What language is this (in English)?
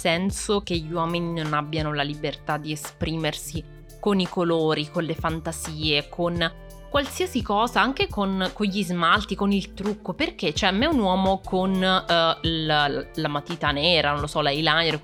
Italian